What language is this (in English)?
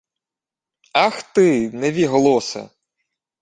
Ukrainian